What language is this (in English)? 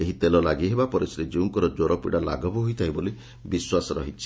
Odia